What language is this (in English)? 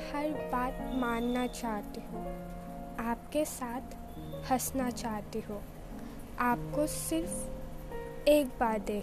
Hindi